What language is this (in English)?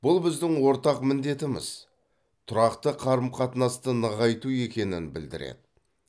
Kazakh